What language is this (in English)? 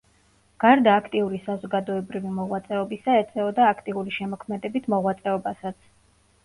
Georgian